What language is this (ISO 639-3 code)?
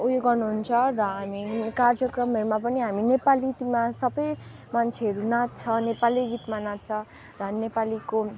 nep